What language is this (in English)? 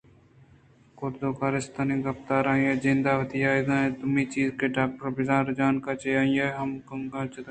Eastern Balochi